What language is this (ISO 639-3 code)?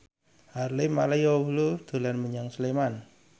jav